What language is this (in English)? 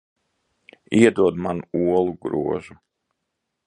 Latvian